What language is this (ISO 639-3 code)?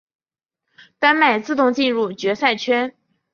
zho